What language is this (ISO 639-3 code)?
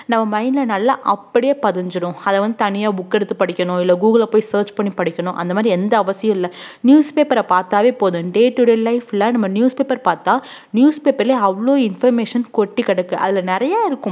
tam